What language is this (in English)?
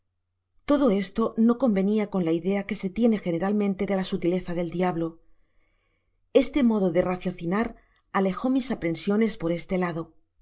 Spanish